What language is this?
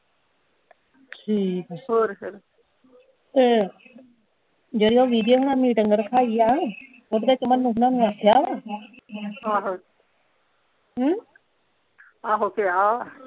Punjabi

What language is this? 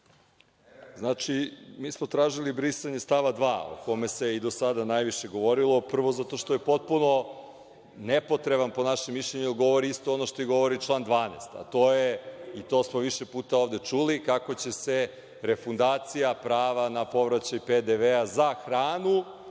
Serbian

